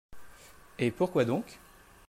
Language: French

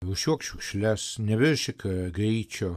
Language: Lithuanian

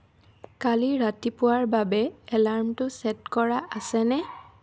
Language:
Assamese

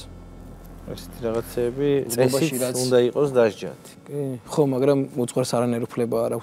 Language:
Arabic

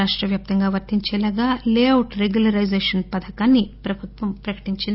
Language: Telugu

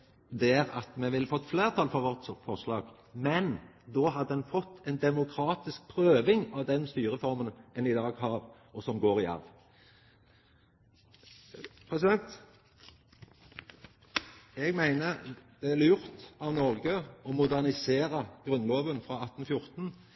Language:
Norwegian Nynorsk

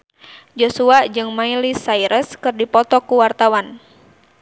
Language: Sundanese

